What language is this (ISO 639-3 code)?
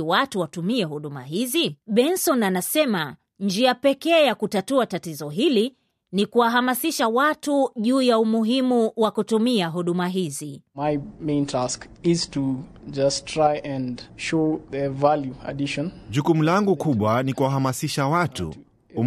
swa